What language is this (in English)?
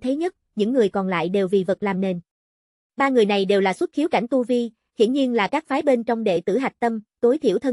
Vietnamese